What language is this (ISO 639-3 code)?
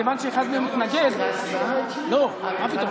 heb